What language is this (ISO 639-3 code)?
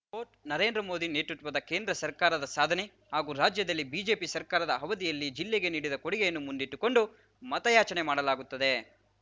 kan